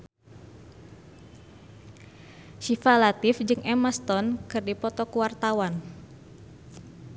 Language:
Sundanese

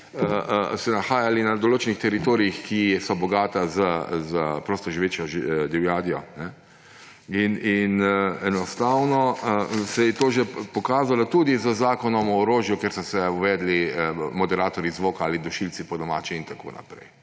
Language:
Slovenian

